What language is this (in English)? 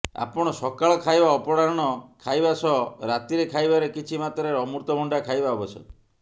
Odia